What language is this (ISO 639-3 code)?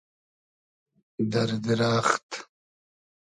haz